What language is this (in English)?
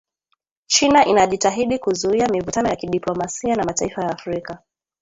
Swahili